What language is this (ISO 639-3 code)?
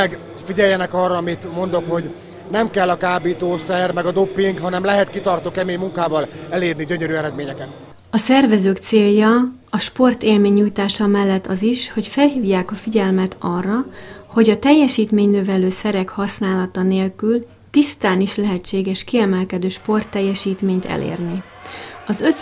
hun